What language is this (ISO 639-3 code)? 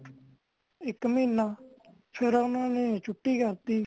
pan